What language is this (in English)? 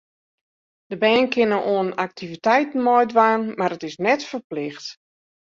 Western Frisian